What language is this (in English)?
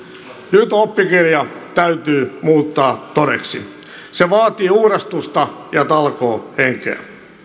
Finnish